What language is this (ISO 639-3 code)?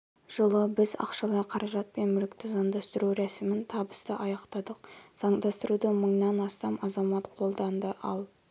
kaz